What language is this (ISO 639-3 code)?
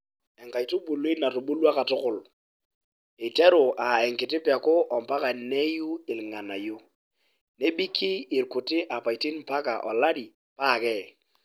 mas